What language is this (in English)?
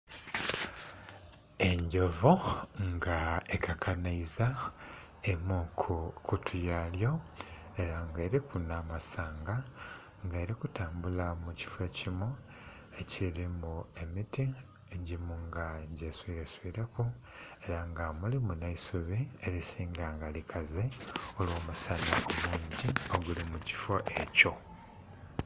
Soga